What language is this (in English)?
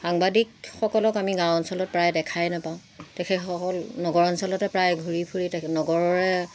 Assamese